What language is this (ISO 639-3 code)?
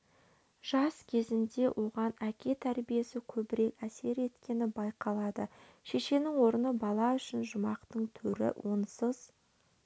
kaz